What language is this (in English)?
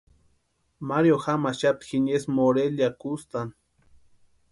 Western Highland Purepecha